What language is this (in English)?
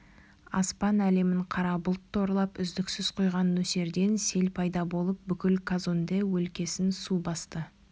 Kazakh